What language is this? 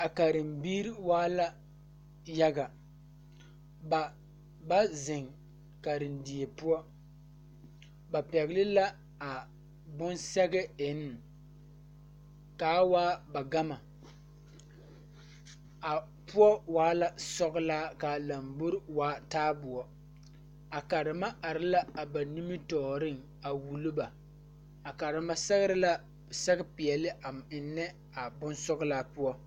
Southern Dagaare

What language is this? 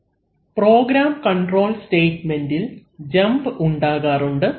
Malayalam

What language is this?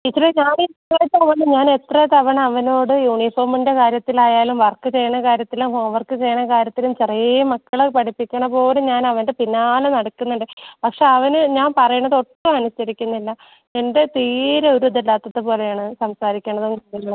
Malayalam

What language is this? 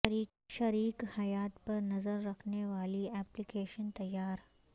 Urdu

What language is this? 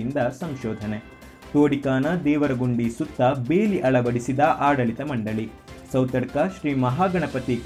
Kannada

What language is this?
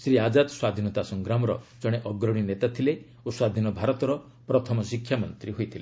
Odia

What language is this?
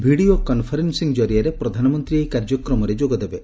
Odia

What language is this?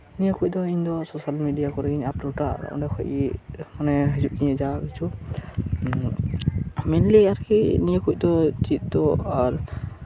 Santali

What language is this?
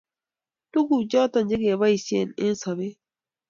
Kalenjin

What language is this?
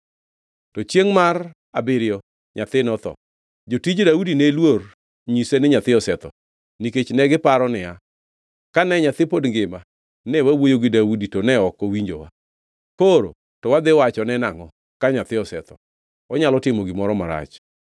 Luo (Kenya and Tanzania)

